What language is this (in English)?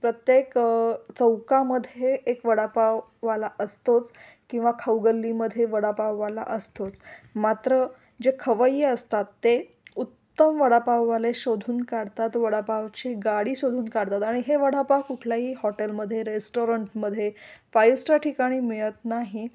Marathi